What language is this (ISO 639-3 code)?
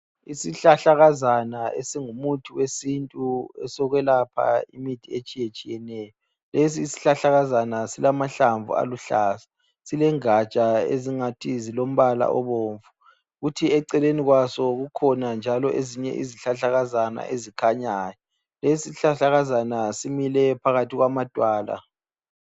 nde